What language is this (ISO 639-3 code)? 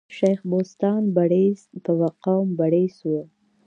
pus